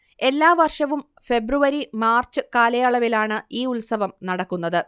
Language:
Malayalam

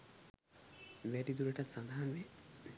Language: Sinhala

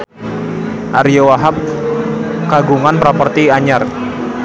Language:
Sundanese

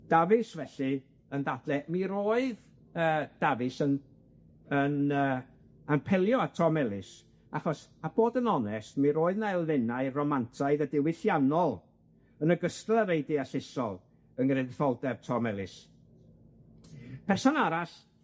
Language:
Welsh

